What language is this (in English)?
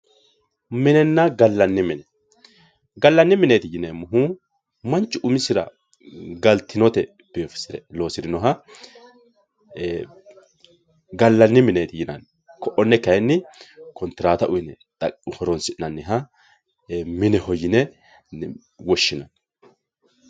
Sidamo